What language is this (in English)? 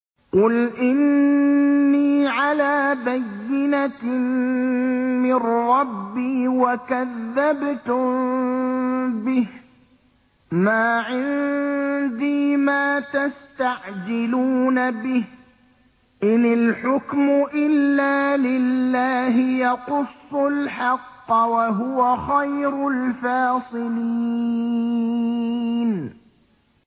Arabic